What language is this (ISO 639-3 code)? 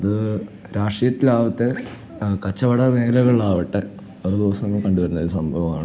mal